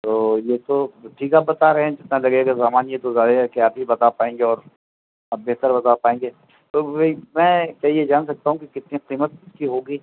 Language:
Urdu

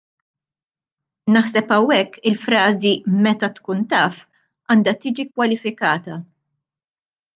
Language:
Maltese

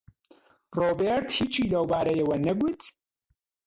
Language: Central Kurdish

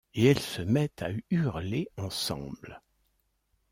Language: French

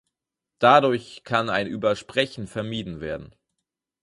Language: German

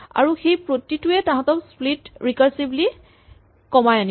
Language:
Assamese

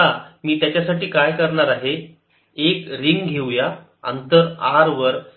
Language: Marathi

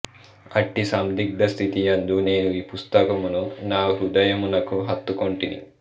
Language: Telugu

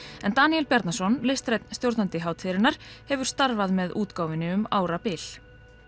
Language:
Icelandic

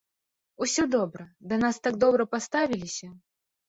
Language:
Belarusian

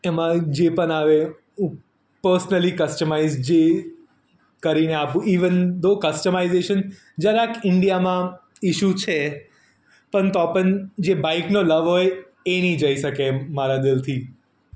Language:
Gujarati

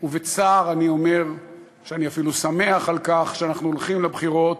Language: Hebrew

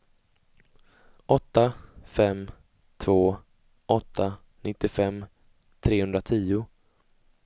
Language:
Swedish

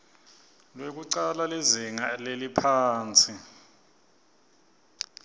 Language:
Swati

